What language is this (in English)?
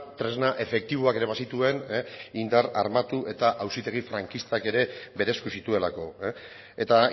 Basque